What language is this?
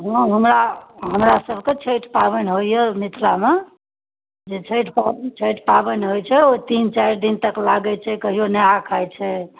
Maithili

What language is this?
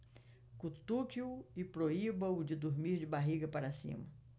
Portuguese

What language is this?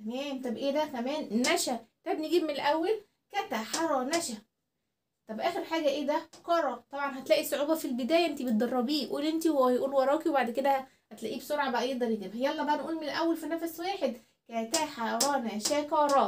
Arabic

